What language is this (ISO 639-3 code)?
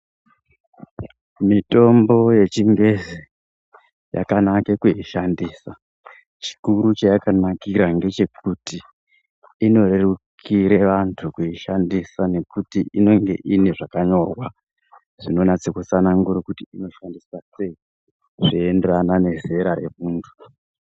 ndc